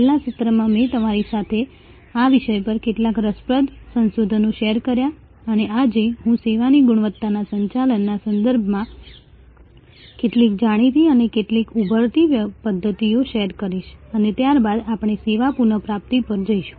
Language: Gujarati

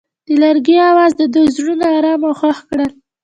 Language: Pashto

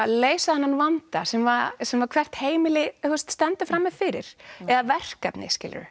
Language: Icelandic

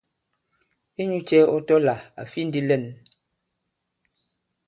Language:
Bankon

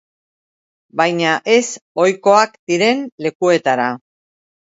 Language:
Basque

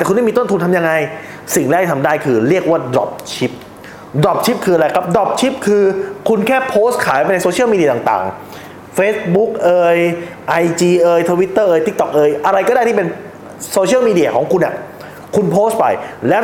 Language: Thai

